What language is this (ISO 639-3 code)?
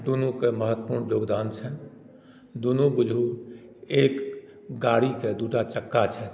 mai